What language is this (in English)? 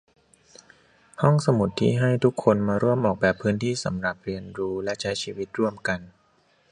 Thai